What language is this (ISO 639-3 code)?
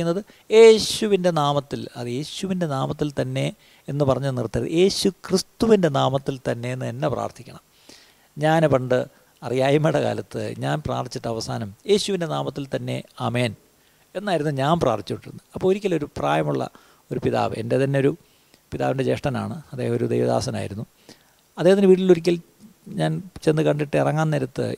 mal